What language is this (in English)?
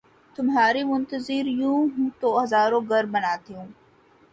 Urdu